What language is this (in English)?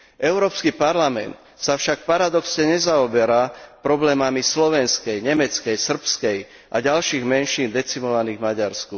Slovak